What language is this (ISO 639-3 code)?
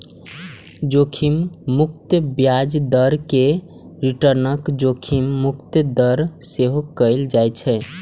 mai